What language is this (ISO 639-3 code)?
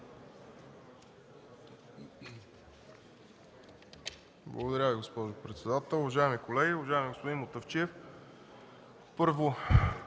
bul